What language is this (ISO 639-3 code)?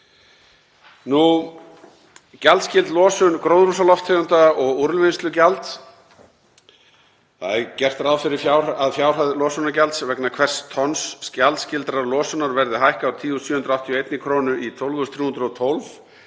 isl